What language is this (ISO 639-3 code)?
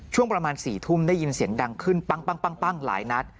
tha